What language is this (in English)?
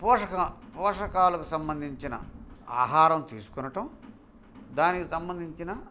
Telugu